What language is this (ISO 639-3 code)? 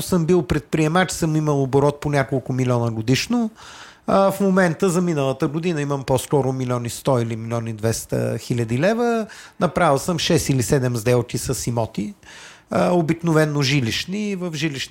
bul